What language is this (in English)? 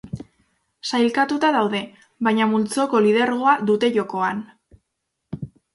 Basque